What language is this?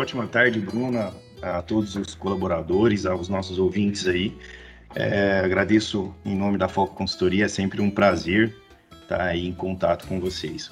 Portuguese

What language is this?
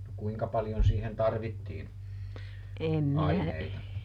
Finnish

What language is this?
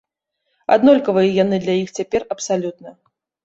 Belarusian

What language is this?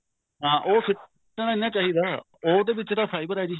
Punjabi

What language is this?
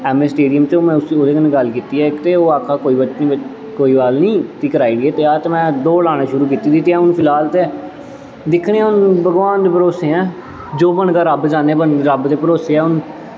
Dogri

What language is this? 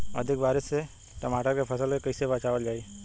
Bhojpuri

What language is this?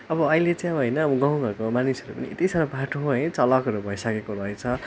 Nepali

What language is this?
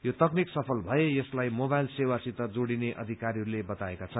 Nepali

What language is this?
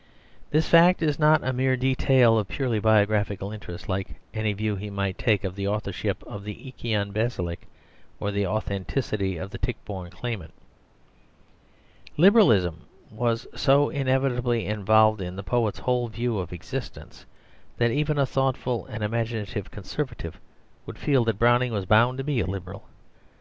English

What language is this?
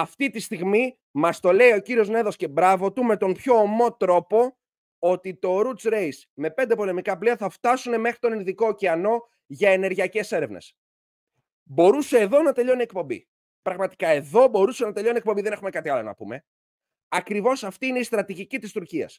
Greek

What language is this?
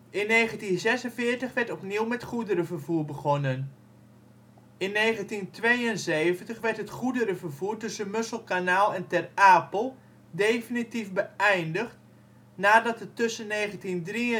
Dutch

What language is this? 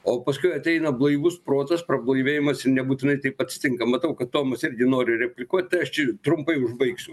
Lithuanian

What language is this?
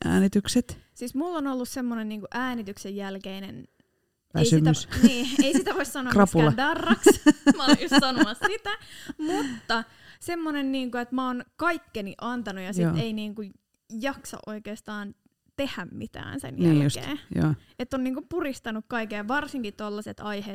Finnish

